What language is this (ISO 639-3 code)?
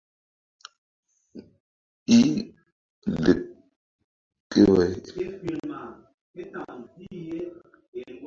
mdd